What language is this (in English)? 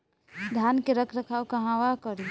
Bhojpuri